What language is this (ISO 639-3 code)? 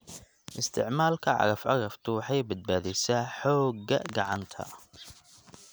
som